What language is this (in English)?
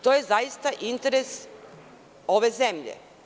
Serbian